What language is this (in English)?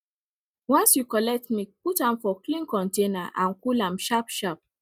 Nigerian Pidgin